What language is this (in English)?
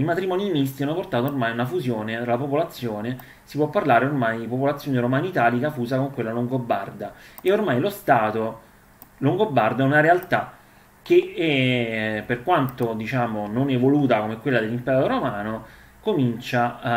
Italian